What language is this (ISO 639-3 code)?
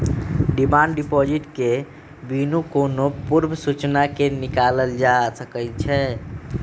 mag